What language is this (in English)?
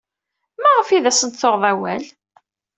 Kabyle